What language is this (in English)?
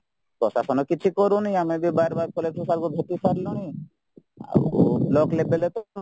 Odia